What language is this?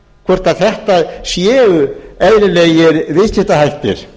Icelandic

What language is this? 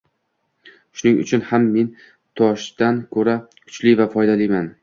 Uzbek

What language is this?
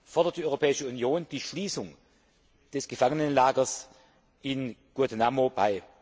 German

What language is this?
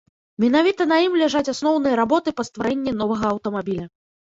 Belarusian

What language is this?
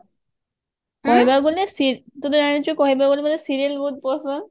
Odia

